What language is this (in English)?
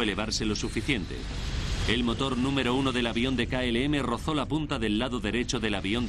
Spanish